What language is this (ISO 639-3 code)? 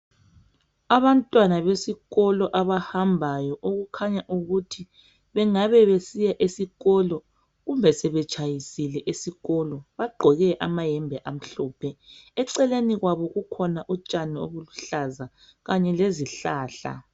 nde